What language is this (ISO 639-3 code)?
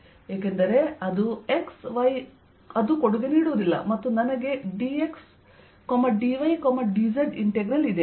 kan